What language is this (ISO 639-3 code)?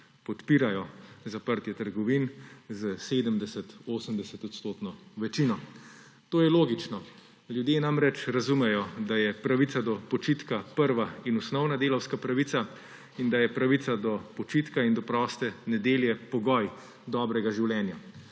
slv